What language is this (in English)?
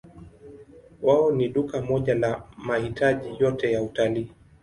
Swahili